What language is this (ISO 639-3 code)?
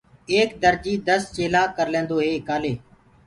ggg